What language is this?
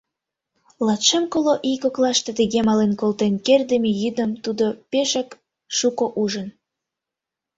Mari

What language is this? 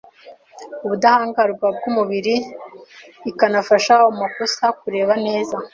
Kinyarwanda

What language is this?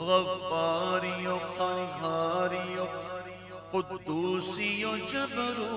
Romanian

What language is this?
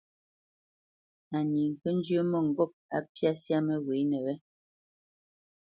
Bamenyam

